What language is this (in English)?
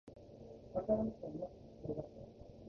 Japanese